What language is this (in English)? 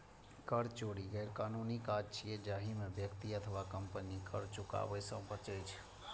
Maithili